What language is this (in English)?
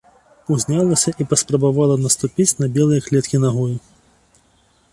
Belarusian